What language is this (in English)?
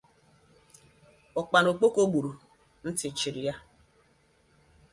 Igbo